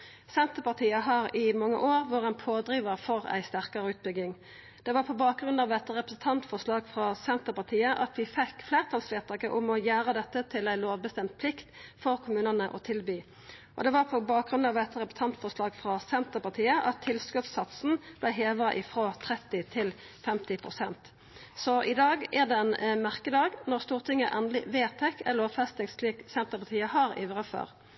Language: Norwegian Nynorsk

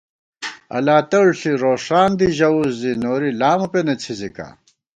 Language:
Gawar-Bati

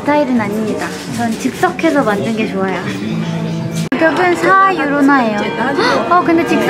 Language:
Korean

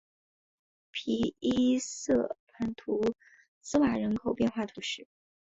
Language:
Chinese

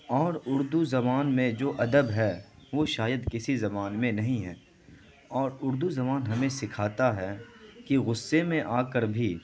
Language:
Urdu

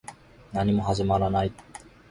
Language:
Japanese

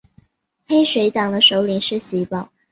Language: Chinese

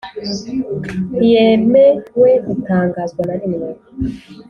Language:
Kinyarwanda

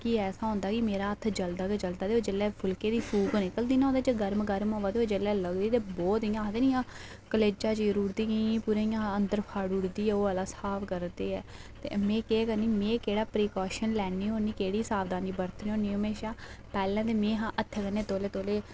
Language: Dogri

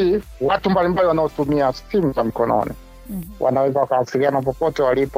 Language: Swahili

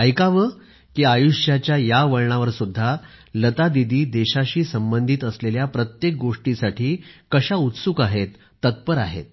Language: Marathi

